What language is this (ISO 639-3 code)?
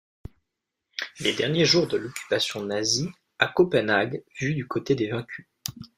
fra